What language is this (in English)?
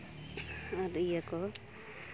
Santali